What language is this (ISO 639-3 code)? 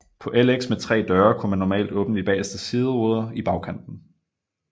dan